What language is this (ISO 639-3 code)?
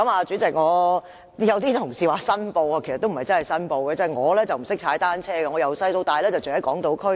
yue